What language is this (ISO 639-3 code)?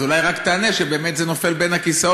heb